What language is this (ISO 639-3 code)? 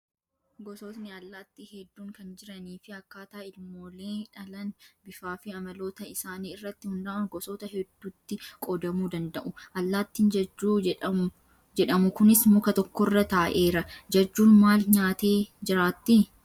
orm